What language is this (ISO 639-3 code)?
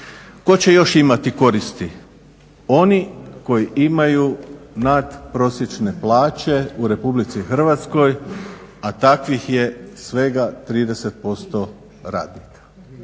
hrv